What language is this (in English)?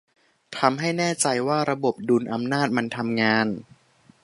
Thai